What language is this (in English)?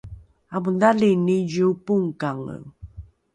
Rukai